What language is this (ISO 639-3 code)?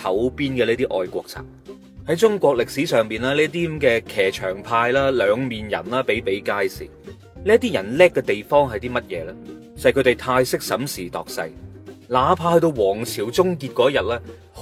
zho